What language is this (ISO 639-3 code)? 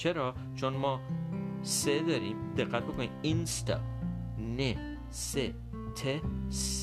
fas